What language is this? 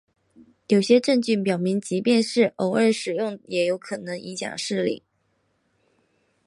Chinese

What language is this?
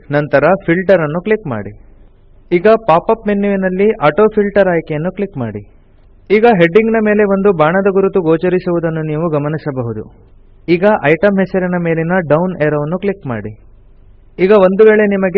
Spanish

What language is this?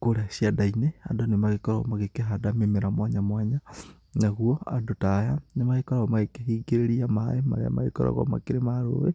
Kikuyu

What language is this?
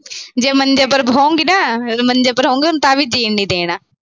Punjabi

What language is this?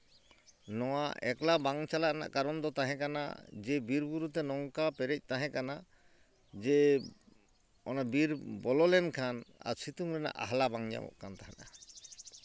Santali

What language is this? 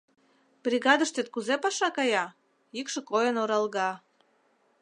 Mari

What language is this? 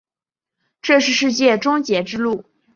Chinese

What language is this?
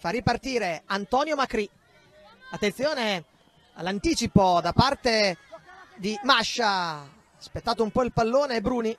Italian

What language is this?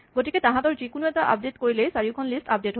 Assamese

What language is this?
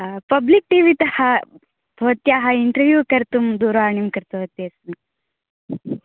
Sanskrit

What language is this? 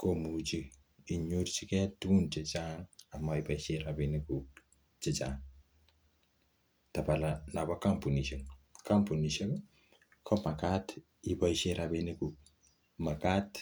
Kalenjin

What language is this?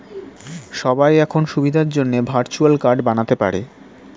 Bangla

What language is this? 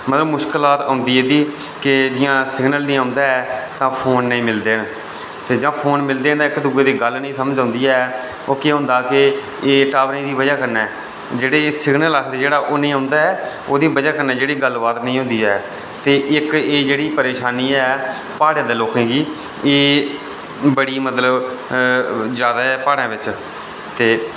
Dogri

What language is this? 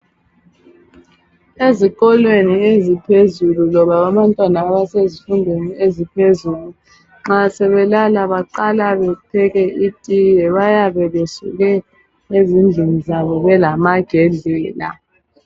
North Ndebele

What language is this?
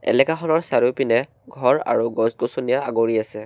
Assamese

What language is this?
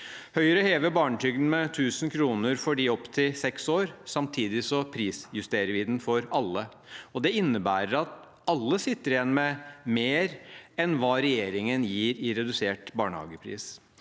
Norwegian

